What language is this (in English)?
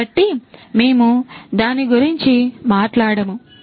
Telugu